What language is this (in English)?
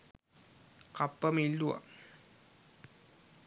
Sinhala